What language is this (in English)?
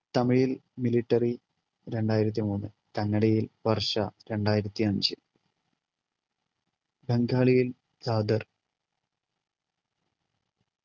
Malayalam